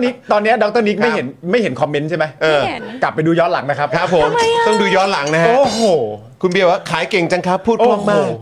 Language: Thai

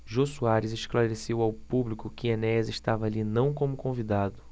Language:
Portuguese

